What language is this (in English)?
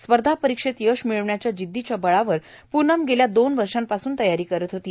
Marathi